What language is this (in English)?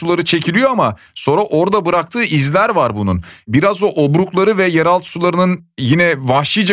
Turkish